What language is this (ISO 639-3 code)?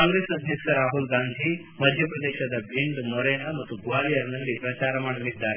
kan